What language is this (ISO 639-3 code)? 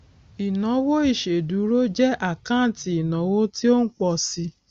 yor